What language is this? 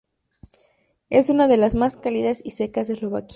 Spanish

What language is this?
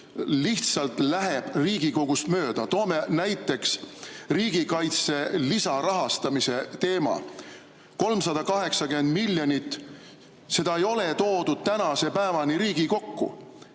Estonian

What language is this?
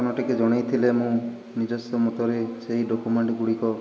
Odia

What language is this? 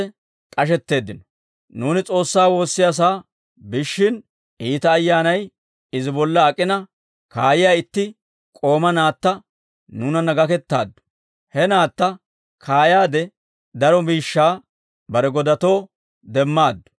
Dawro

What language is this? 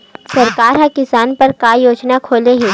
Chhattisgarhi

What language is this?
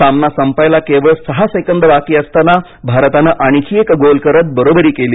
Marathi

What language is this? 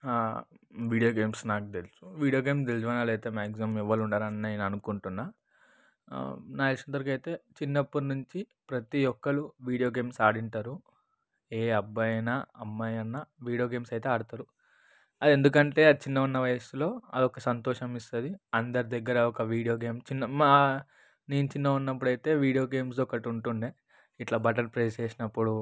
Telugu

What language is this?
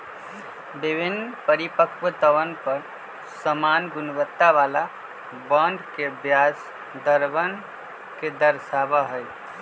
Magahi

